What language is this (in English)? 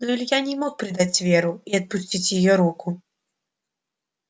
Russian